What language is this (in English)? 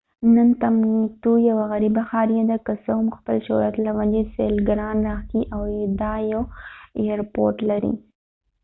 Pashto